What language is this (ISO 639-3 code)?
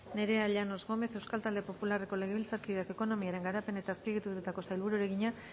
eus